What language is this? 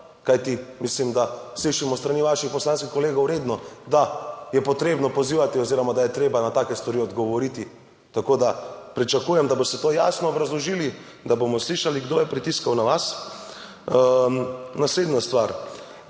Slovenian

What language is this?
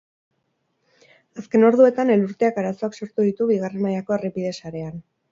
Basque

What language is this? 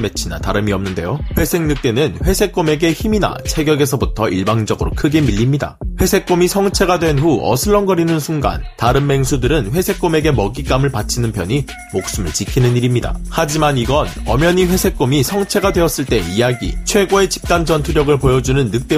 Korean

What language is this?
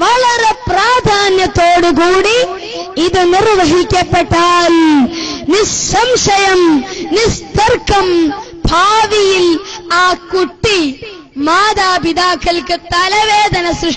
Arabic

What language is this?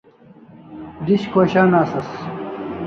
Kalasha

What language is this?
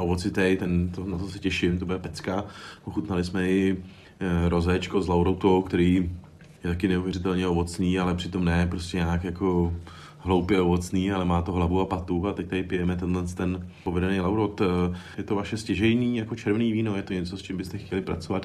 Czech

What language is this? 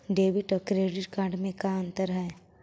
Magahi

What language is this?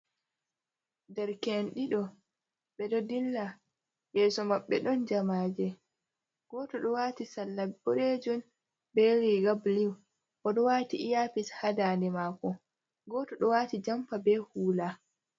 Fula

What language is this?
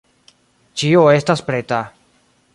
Esperanto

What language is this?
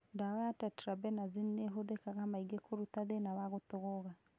Kikuyu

